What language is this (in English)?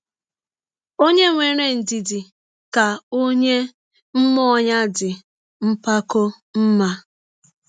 Igbo